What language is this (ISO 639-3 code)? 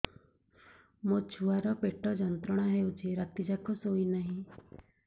ori